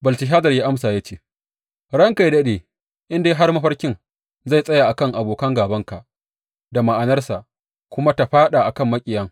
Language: Hausa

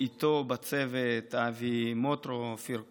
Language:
Hebrew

